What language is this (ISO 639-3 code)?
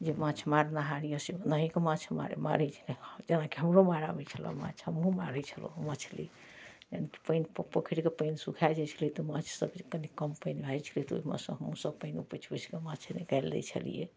mai